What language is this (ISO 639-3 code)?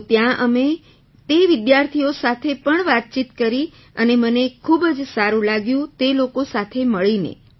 guj